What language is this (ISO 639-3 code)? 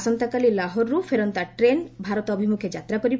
ori